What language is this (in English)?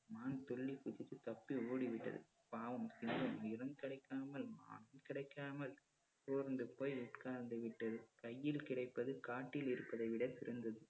Tamil